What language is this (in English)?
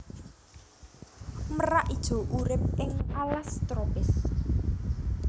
Javanese